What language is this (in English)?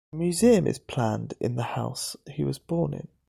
English